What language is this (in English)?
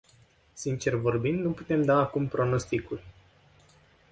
Romanian